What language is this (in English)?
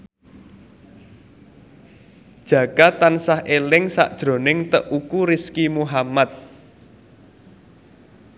Javanese